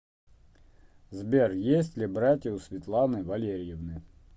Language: Russian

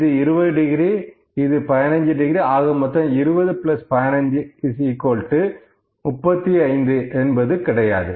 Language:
Tamil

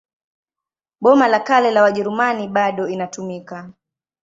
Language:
Swahili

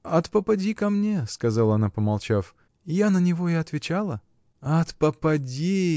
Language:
Russian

